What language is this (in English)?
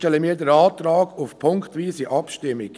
Swiss German